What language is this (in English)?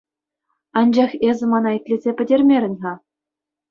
Chuvash